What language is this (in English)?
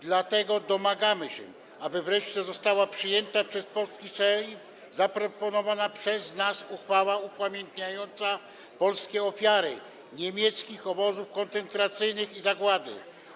Polish